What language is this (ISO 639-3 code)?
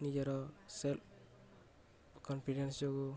ori